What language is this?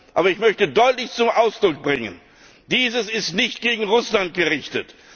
German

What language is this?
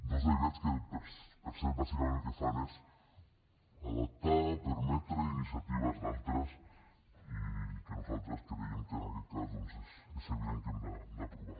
Catalan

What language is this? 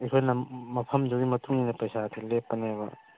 Manipuri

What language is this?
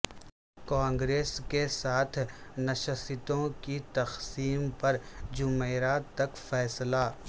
Urdu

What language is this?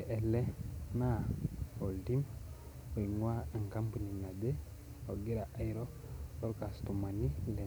Masai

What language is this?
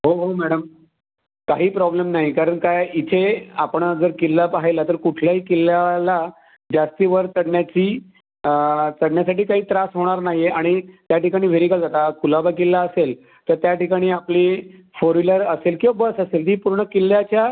Marathi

